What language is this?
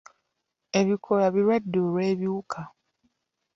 Ganda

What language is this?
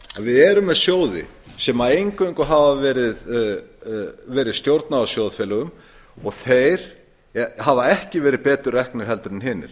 Icelandic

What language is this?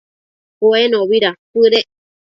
Matsés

